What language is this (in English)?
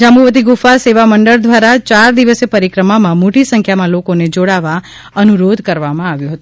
Gujarati